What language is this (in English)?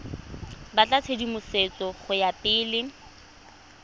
Tswana